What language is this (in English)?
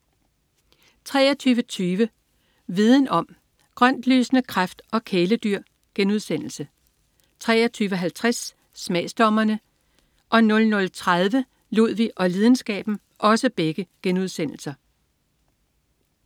Danish